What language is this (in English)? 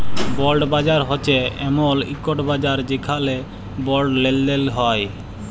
Bangla